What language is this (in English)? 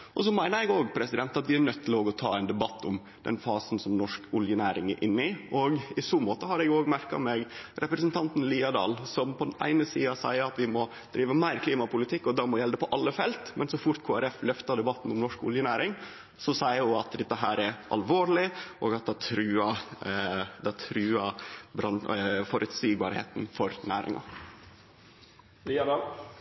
Norwegian Nynorsk